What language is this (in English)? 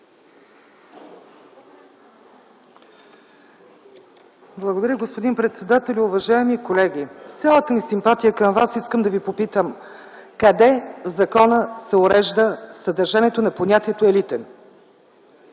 Bulgarian